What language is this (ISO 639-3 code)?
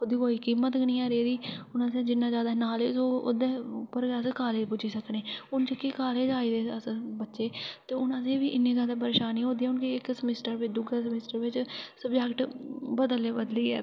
doi